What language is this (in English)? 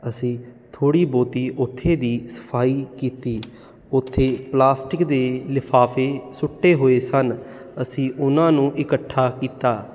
Punjabi